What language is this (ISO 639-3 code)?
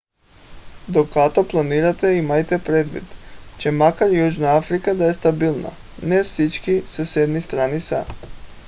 bul